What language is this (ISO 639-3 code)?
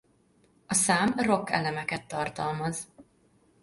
hun